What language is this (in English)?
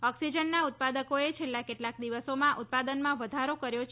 Gujarati